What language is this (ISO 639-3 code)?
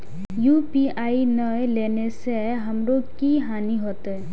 mai